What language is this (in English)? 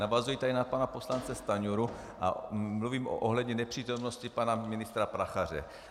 Czech